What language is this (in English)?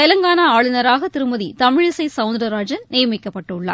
Tamil